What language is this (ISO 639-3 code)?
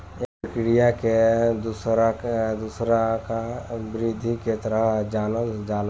bho